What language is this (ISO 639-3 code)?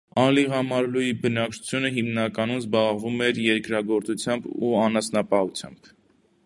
hye